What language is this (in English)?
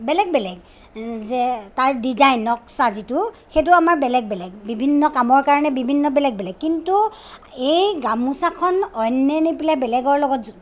Assamese